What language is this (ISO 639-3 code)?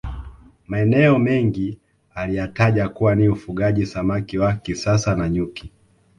swa